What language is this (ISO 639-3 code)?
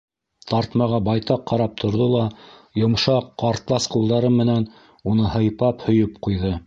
bak